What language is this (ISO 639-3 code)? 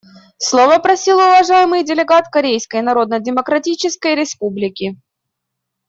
rus